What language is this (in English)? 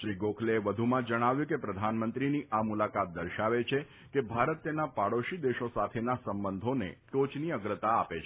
Gujarati